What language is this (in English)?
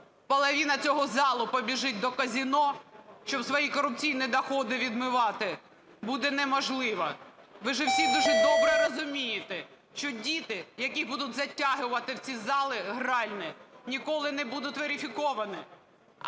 Ukrainian